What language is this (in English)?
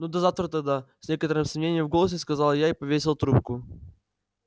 Russian